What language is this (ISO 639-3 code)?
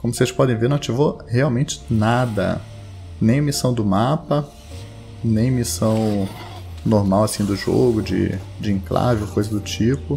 por